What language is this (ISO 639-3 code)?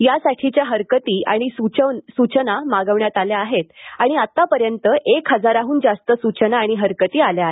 mar